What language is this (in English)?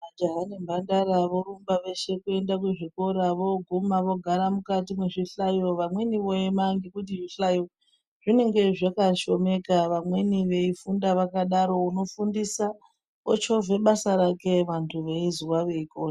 Ndau